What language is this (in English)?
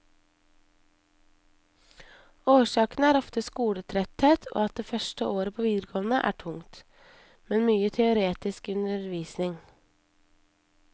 Norwegian